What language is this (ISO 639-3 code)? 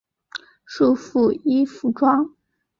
zho